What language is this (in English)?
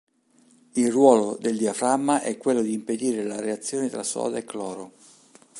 Italian